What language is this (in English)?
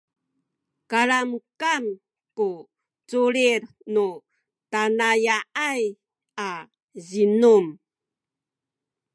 Sakizaya